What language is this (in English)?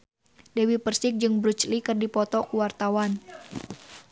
Sundanese